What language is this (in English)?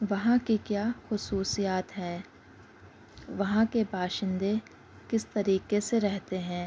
Urdu